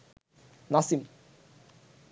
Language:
Bangla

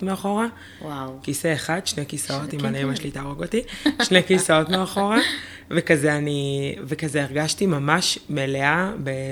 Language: Hebrew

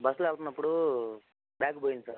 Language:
Telugu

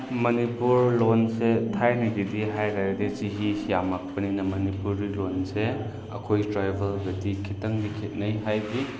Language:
Manipuri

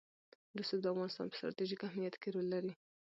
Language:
Pashto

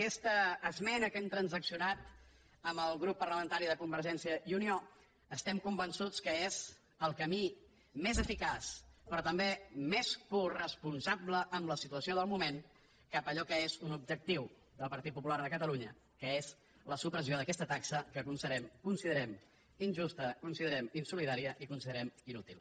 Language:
Catalan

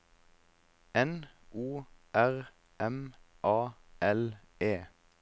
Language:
Norwegian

